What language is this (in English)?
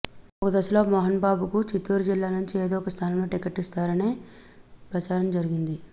Telugu